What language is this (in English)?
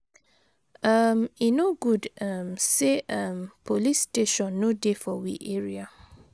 Nigerian Pidgin